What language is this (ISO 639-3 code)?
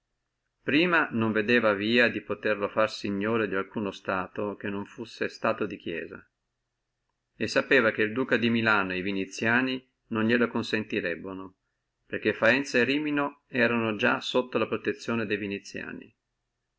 ita